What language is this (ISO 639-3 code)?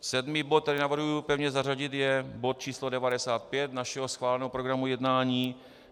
ces